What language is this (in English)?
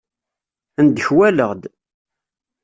Kabyle